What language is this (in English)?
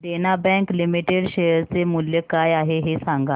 Marathi